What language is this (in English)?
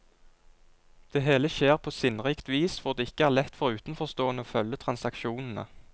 Norwegian